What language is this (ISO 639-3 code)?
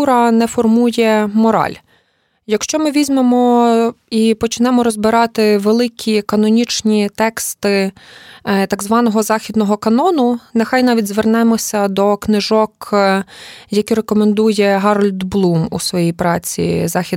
ukr